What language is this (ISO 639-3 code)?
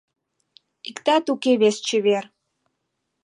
chm